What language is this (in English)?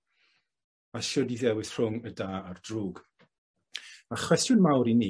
Welsh